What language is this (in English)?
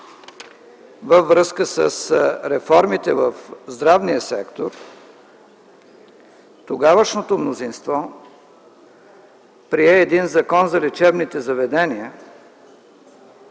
Bulgarian